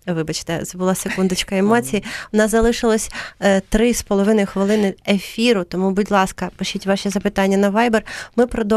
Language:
Ukrainian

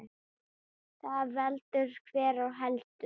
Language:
Icelandic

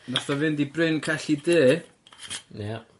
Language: Welsh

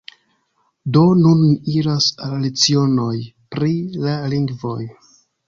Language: Esperanto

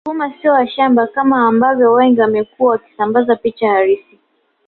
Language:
Swahili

